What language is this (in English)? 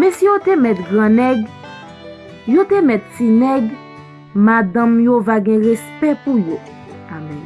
French